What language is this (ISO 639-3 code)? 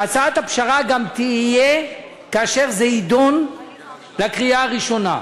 heb